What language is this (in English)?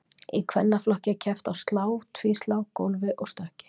Icelandic